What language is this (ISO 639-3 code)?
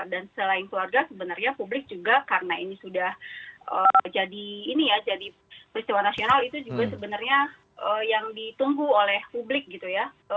ind